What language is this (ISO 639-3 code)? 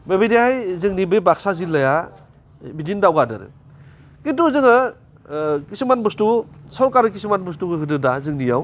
brx